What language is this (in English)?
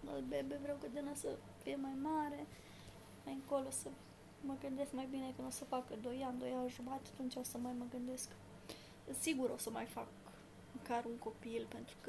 Romanian